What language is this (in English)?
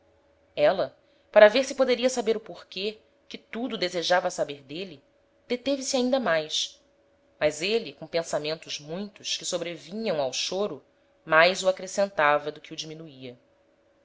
Portuguese